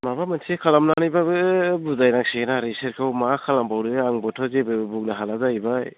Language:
Bodo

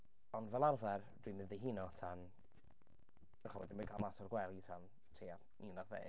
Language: Welsh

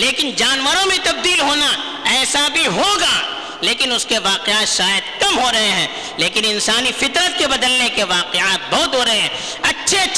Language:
Urdu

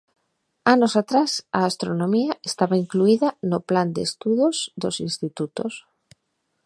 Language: Galician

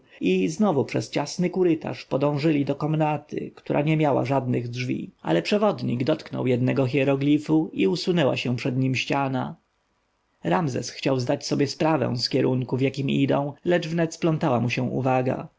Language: Polish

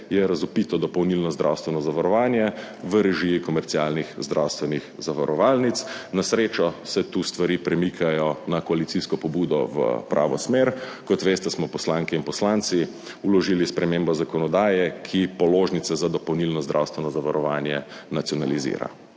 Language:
Slovenian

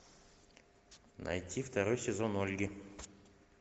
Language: Russian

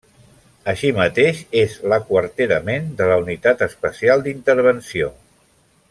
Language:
Catalan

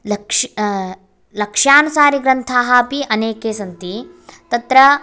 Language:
Sanskrit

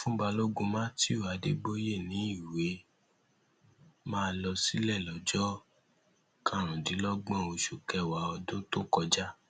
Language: Yoruba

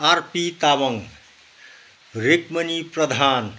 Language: Nepali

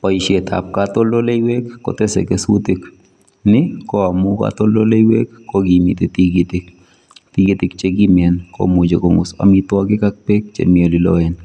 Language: Kalenjin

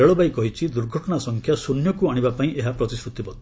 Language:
Odia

